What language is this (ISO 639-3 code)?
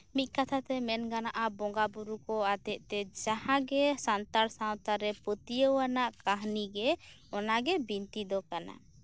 sat